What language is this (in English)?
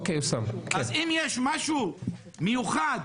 Hebrew